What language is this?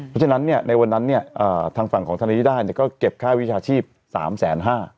Thai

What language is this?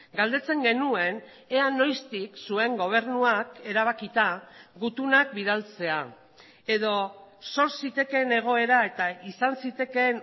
Basque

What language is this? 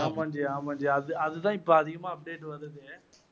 Tamil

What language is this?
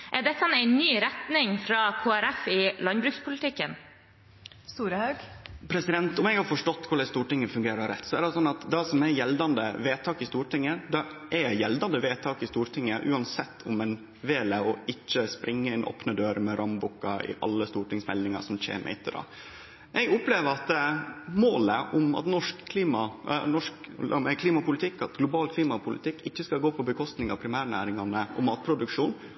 Norwegian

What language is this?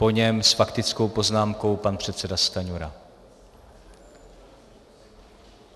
Czech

